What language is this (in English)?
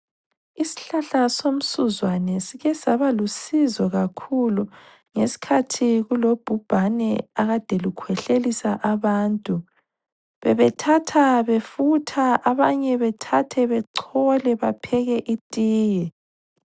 North Ndebele